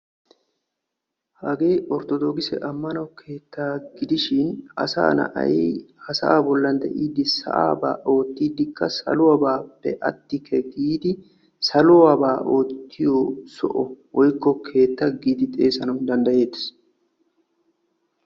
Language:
Wolaytta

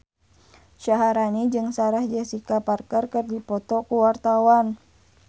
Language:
Sundanese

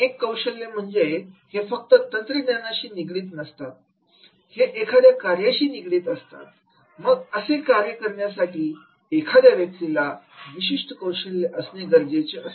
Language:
Marathi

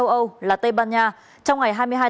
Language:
Vietnamese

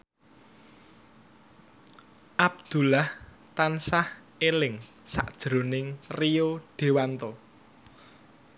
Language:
Javanese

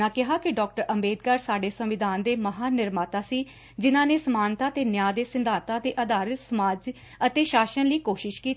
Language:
Punjabi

